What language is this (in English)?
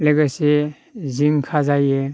Bodo